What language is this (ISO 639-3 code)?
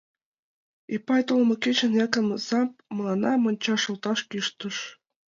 chm